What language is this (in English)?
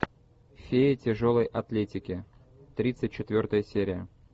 Russian